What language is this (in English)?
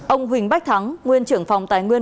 Vietnamese